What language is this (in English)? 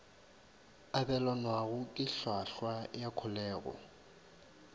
Northern Sotho